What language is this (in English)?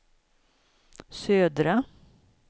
Swedish